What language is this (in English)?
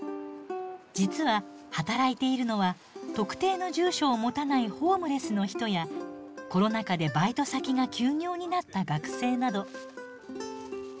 Japanese